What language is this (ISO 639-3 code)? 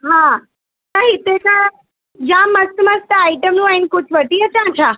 snd